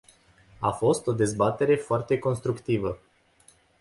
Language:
Romanian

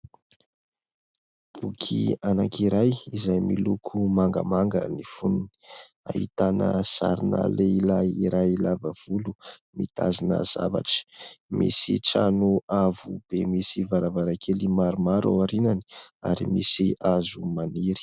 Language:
Malagasy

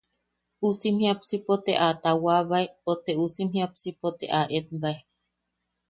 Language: Yaqui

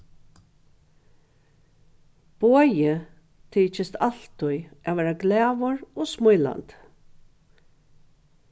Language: Faroese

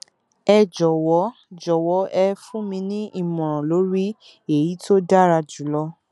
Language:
Yoruba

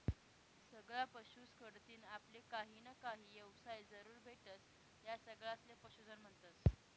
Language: Marathi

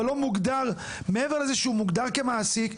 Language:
Hebrew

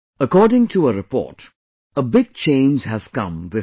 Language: English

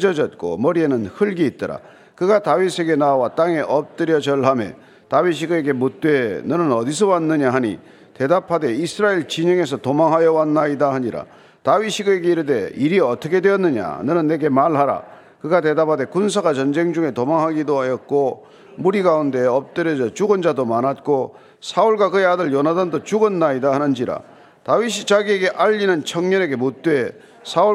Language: Korean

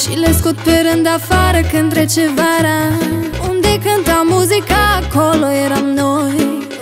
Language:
Romanian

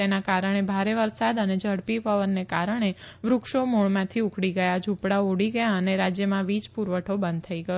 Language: Gujarati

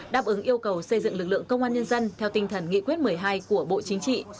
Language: Vietnamese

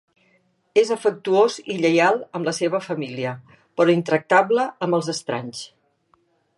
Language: Catalan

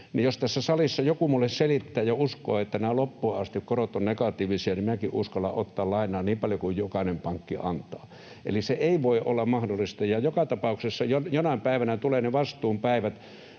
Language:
Finnish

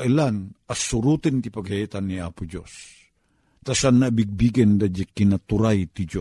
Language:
Filipino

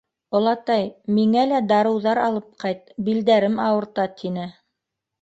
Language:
Bashkir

